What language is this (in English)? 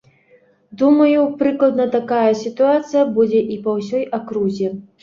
Belarusian